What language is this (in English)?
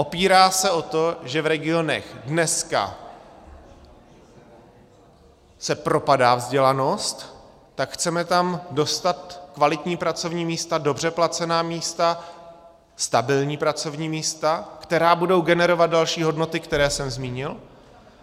Czech